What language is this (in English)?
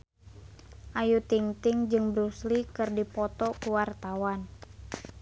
Sundanese